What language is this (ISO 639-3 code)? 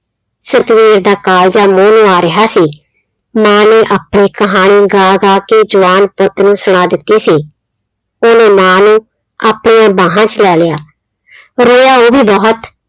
pan